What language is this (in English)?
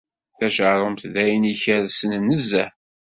Kabyle